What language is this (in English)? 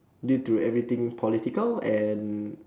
English